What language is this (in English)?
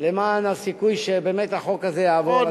Hebrew